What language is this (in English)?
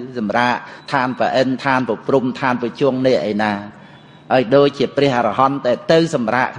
Khmer